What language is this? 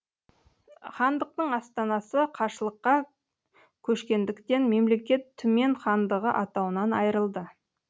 Kazakh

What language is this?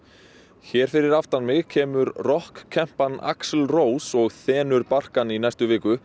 Icelandic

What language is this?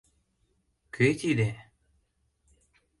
Mari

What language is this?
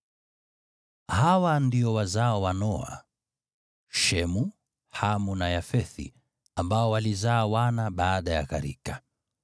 Swahili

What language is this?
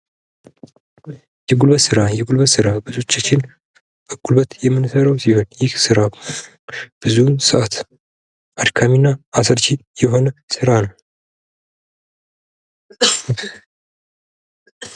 Amharic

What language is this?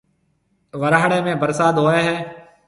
Marwari (Pakistan)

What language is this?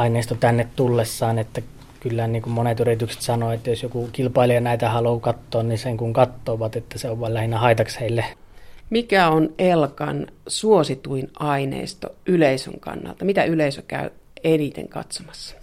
Finnish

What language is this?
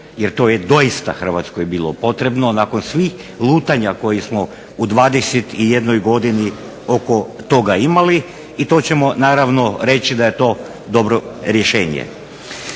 Croatian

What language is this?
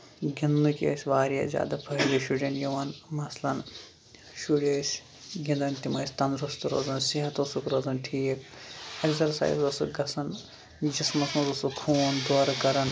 Kashmiri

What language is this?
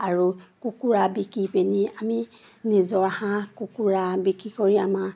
Assamese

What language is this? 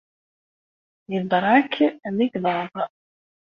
Kabyle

